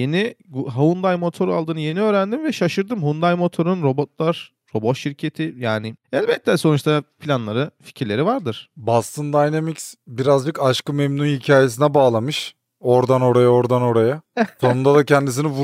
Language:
Turkish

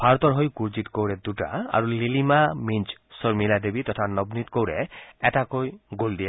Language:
Assamese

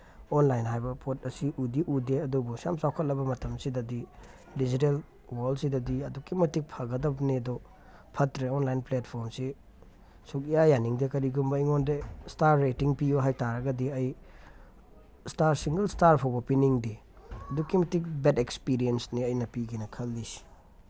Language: Manipuri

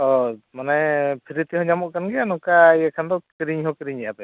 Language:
Santali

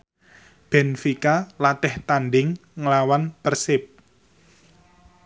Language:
Javanese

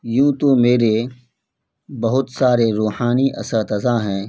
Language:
Urdu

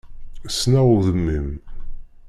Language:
Kabyle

